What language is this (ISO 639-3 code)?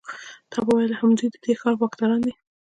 pus